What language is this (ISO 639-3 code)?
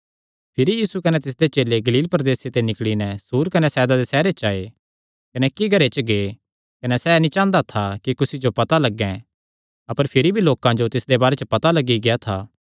xnr